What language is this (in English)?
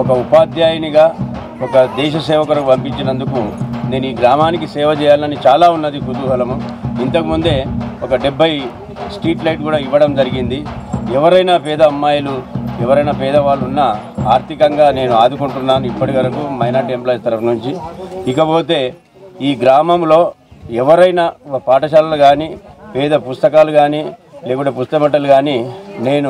Indonesian